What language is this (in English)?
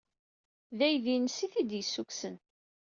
Kabyle